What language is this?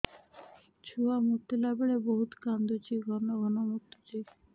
Odia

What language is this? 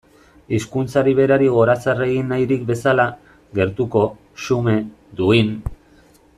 Basque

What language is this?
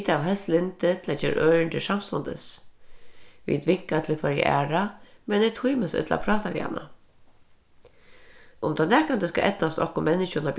Faroese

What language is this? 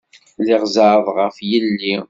Kabyle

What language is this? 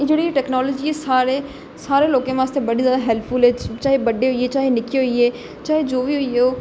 Dogri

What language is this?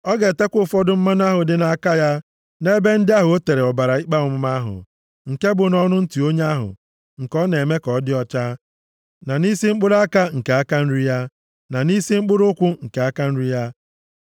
Igbo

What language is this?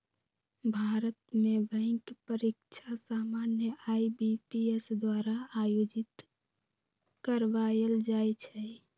Magahi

